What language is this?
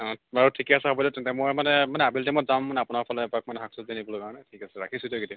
Assamese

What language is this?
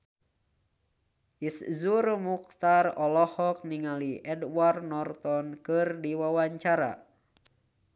Sundanese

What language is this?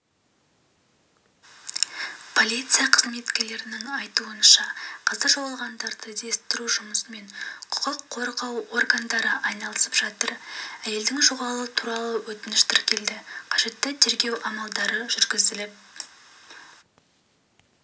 Kazakh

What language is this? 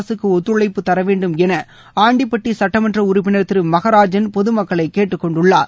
Tamil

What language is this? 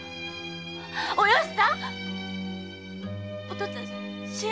Japanese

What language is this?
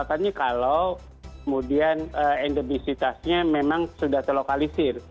Indonesian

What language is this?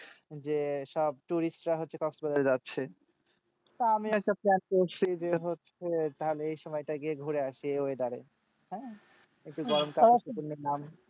Bangla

